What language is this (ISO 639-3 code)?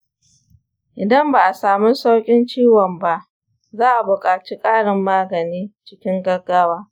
hau